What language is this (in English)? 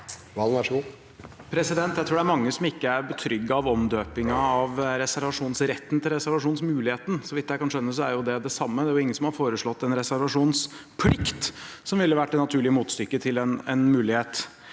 Norwegian